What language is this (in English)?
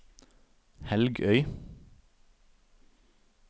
Norwegian